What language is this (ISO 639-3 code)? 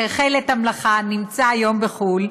heb